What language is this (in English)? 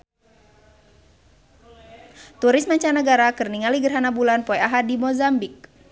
Sundanese